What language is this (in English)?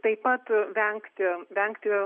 Lithuanian